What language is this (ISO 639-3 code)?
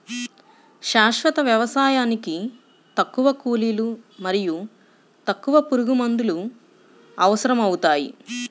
tel